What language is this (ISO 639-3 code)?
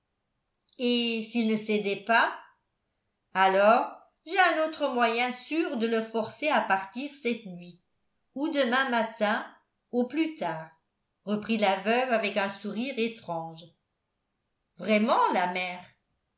fra